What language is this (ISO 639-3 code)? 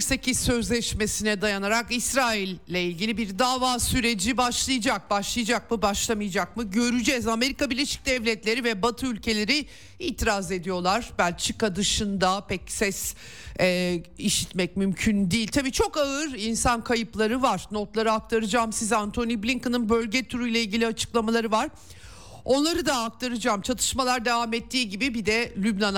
tur